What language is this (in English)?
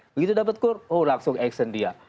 Indonesian